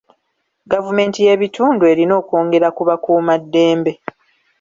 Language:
Ganda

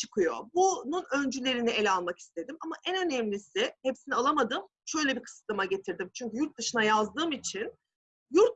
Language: Turkish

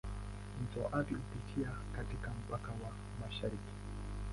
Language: Swahili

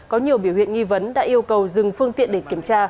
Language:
Vietnamese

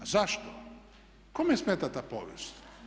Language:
Croatian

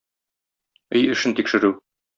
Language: Tatar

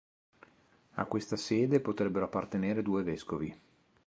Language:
Italian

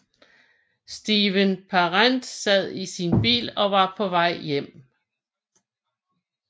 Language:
Danish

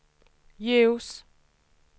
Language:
Swedish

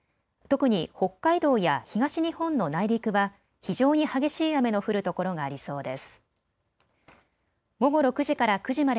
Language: Japanese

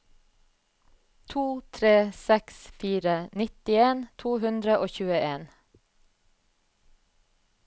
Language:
Norwegian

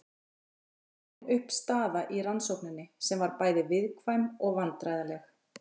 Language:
Icelandic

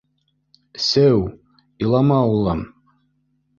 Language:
Bashkir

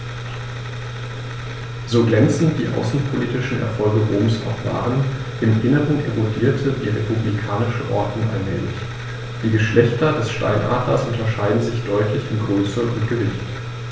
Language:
German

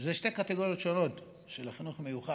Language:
Hebrew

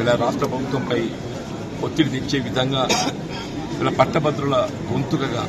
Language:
Telugu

